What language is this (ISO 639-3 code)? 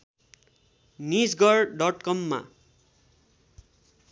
nep